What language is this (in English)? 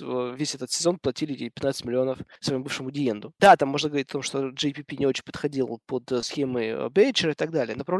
Russian